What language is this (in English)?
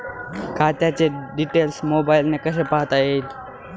Marathi